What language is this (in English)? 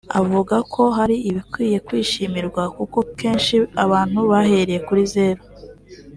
Kinyarwanda